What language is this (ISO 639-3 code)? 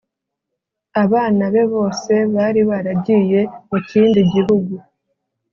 kin